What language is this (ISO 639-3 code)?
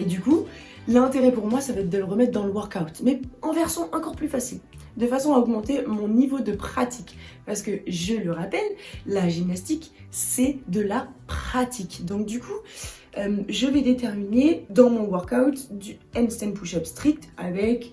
fra